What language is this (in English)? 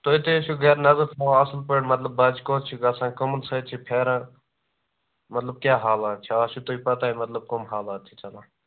Kashmiri